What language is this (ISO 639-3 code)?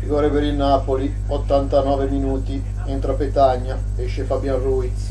ita